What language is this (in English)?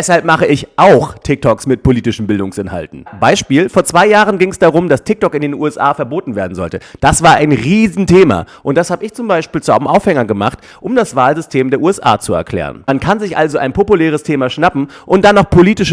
German